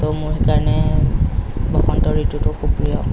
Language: Assamese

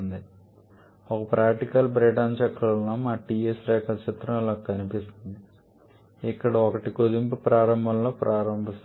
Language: Telugu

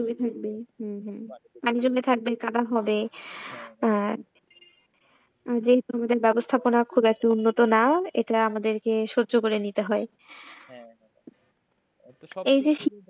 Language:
Bangla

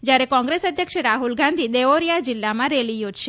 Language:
Gujarati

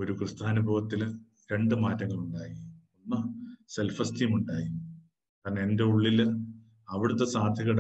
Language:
Malayalam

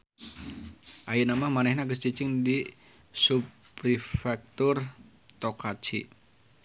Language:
Sundanese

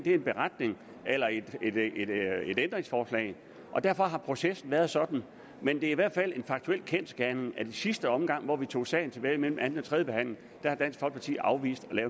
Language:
Danish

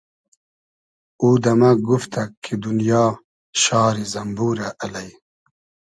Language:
Hazaragi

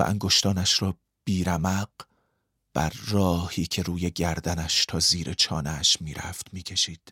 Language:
Persian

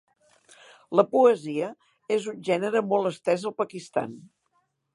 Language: Catalan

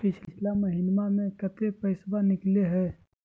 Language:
Magahi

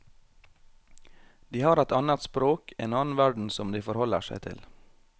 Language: Norwegian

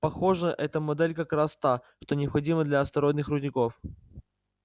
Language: Russian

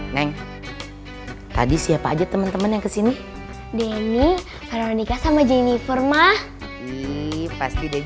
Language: Indonesian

